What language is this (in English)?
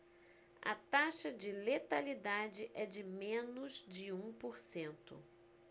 Portuguese